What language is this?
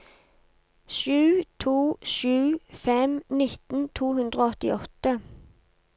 Norwegian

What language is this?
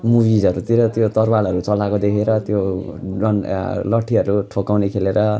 Nepali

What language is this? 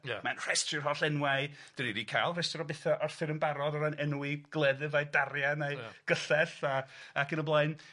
Welsh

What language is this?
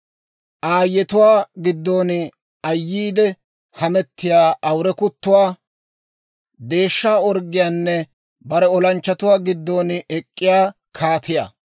Dawro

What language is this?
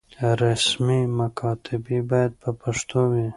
Pashto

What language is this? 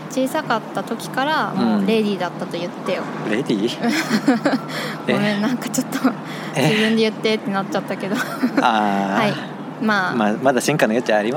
Japanese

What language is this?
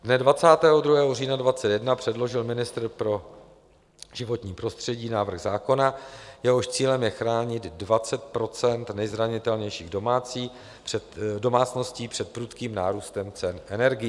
Czech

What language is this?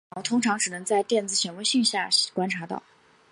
Chinese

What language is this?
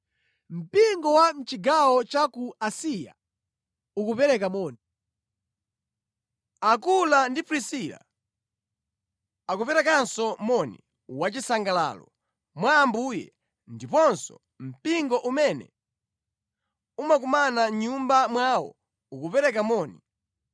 Nyanja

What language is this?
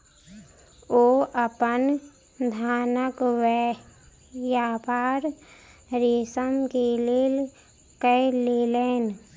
Maithili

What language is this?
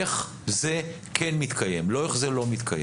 Hebrew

